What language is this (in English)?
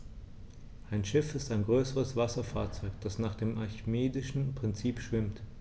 German